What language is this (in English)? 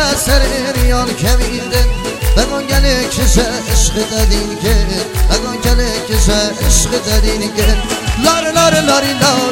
Persian